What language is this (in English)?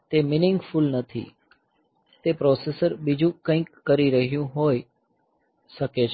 Gujarati